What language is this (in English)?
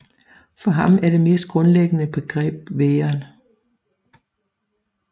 Danish